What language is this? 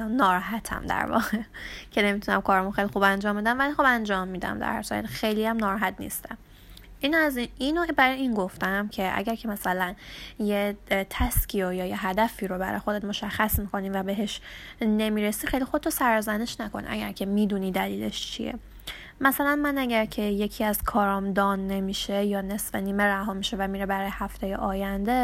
Persian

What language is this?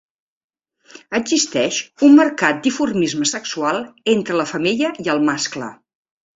Catalan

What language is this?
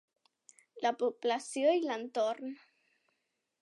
Catalan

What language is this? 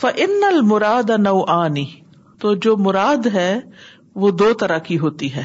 Urdu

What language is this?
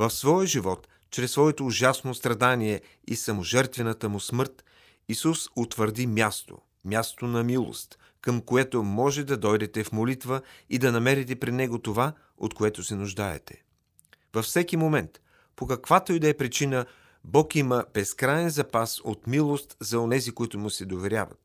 Bulgarian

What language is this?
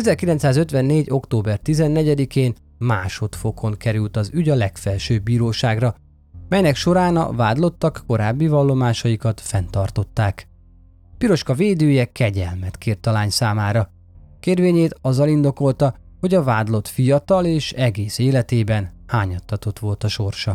Hungarian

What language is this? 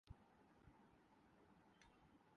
Urdu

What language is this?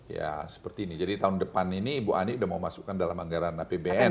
Indonesian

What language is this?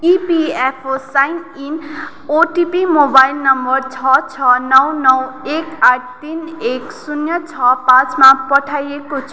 Nepali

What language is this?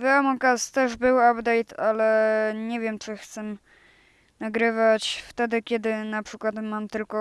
Polish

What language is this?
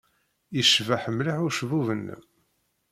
Kabyle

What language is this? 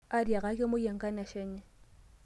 Masai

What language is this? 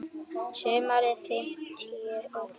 Icelandic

